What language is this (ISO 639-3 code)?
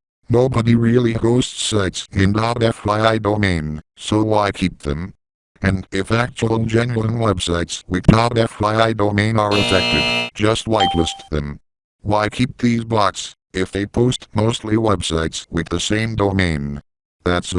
eng